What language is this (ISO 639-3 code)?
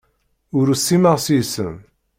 kab